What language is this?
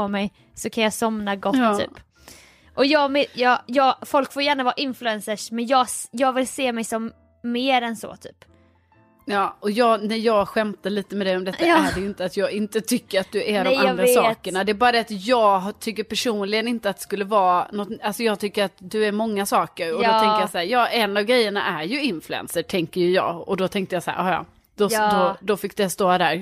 Swedish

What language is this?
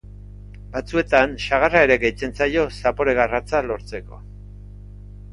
Basque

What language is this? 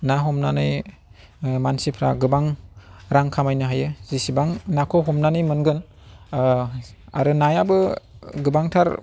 Bodo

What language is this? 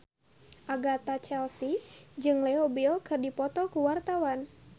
Sundanese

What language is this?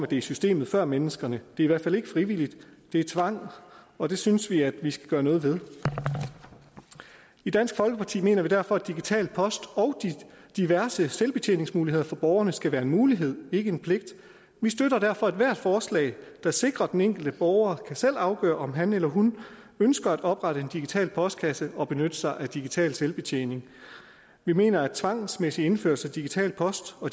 Danish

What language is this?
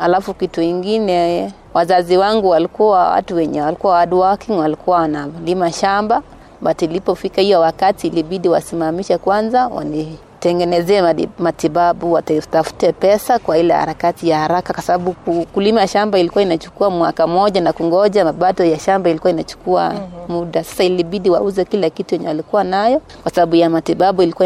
Swahili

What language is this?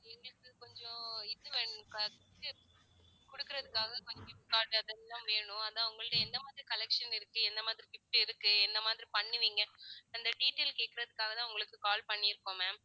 Tamil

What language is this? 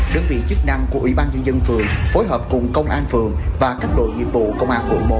Vietnamese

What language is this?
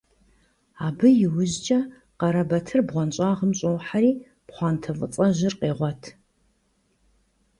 Kabardian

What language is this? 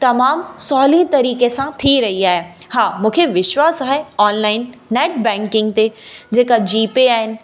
Sindhi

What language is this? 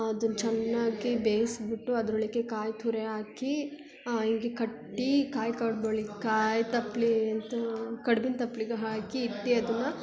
Kannada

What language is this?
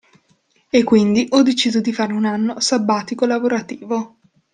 Italian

